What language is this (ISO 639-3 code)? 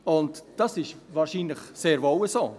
gsw